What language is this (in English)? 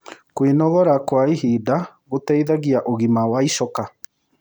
Kikuyu